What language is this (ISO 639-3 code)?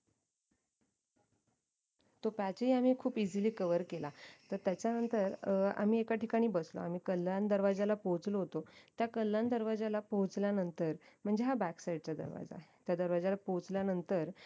mar